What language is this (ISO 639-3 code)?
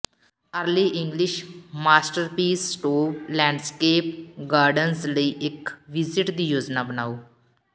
pan